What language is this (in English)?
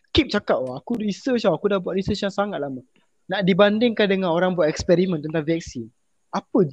Malay